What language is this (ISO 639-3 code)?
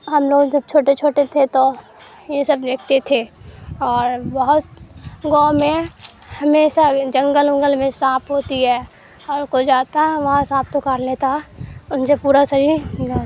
urd